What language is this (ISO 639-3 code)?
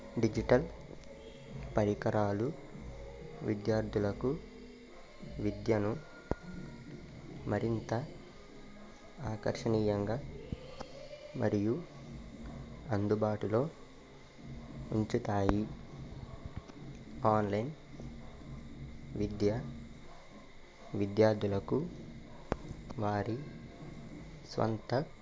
tel